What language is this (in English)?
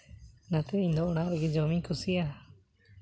Santali